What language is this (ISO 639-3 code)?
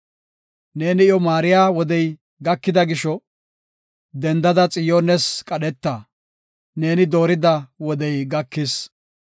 gof